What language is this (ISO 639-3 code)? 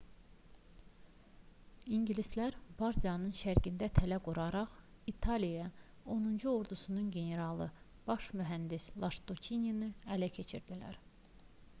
aze